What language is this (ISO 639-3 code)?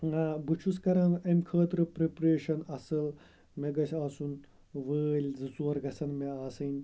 kas